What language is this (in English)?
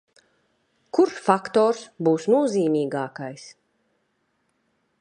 Latvian